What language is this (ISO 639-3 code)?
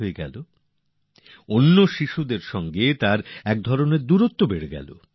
ben